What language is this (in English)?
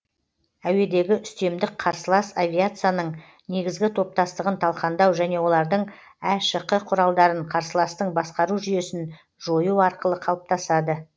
Kazakh